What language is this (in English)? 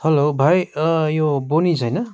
Nepali